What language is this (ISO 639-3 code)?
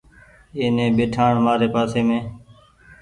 gig